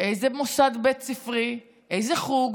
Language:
Hebrew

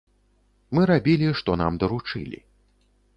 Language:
Belarusian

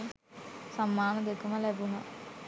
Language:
Sinhala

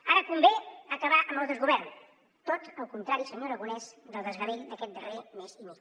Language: Catalan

